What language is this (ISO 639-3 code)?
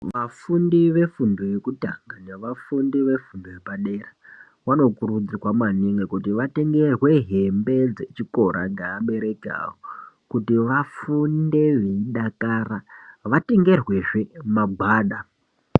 ndc